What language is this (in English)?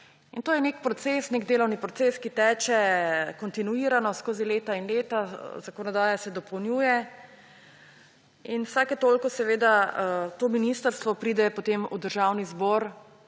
Slovenian